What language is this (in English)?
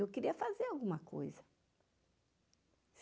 Portuguese